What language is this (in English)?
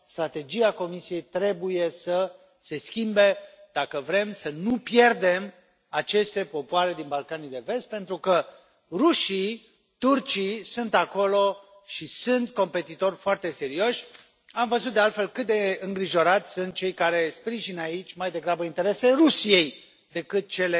Romanian